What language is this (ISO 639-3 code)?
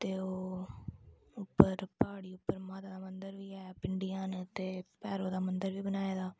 doi